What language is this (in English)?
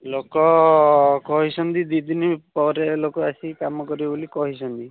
Odia